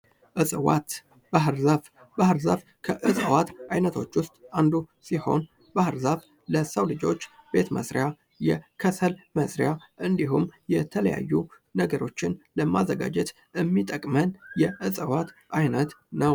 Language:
Amharic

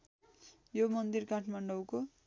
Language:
Nepali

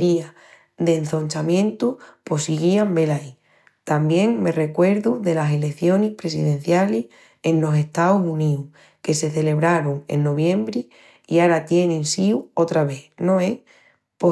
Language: Extremaduran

